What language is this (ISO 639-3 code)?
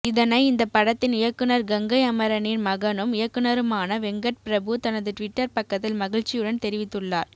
tam